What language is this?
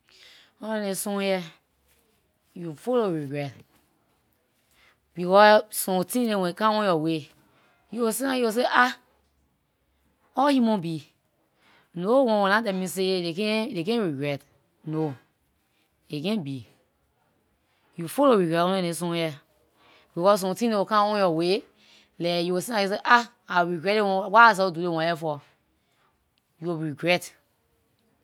Liberian English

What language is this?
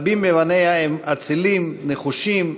Hebrew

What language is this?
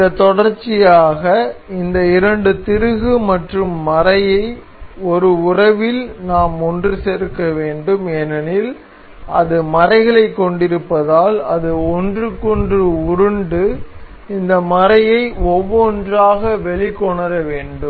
Tamil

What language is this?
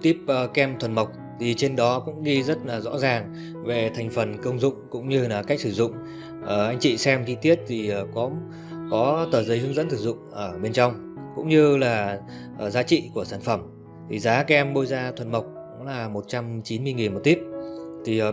Vietnamese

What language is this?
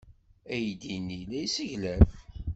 Kabyle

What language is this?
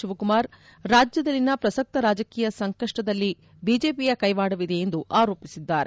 Kannada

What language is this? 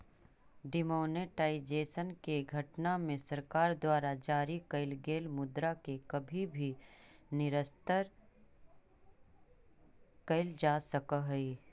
Magahi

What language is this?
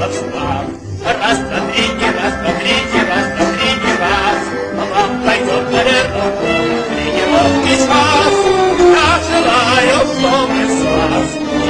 Russian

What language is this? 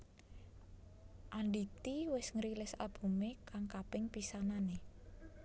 Javanese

